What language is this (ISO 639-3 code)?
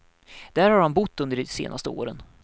swe